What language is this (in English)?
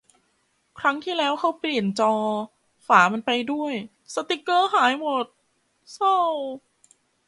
Thai